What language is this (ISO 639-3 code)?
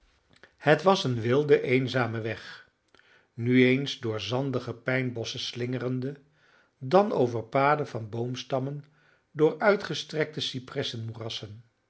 nld